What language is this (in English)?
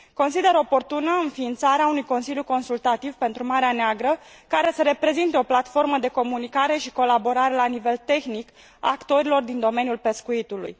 Romanian